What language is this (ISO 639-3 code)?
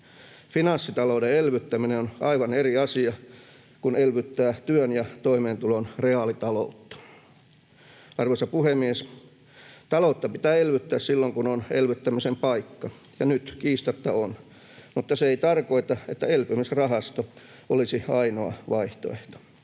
fin